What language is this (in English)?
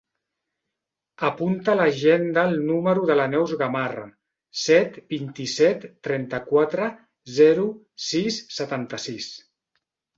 Catalan